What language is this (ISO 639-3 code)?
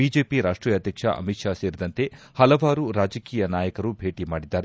kan